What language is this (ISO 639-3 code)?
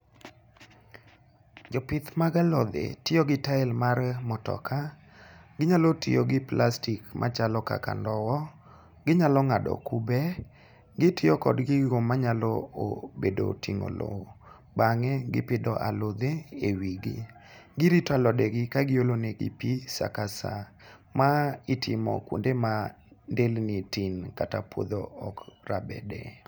luo